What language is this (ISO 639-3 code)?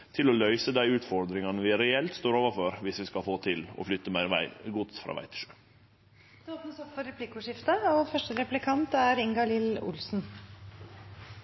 nor